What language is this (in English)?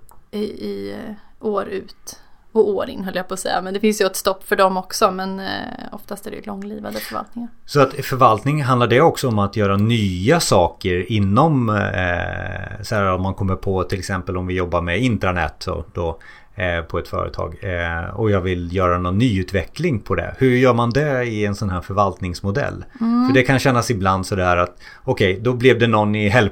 Swedish